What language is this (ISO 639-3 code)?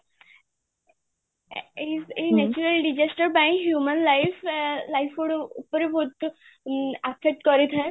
ori